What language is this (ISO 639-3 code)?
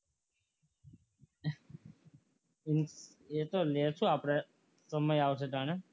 guj